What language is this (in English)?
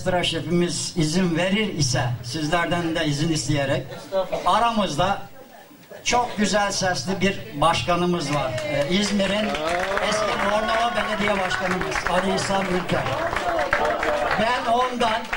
Turkish